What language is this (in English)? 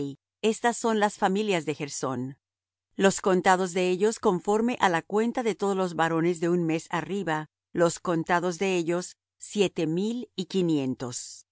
Spanish